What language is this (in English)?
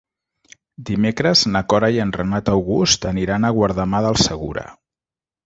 Catalan